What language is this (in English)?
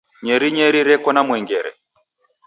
Taita